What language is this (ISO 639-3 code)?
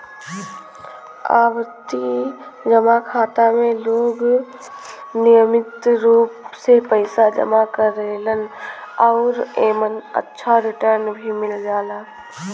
bho